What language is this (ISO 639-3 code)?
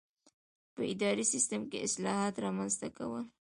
pus